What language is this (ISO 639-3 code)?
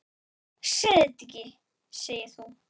isl